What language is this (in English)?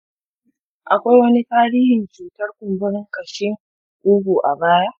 Hausa